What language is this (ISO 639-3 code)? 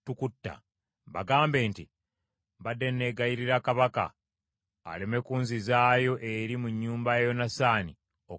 lug